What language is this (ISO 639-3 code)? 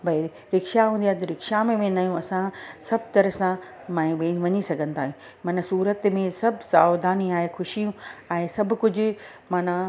snd